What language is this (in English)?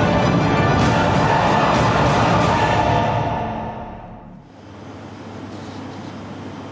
Vietnamese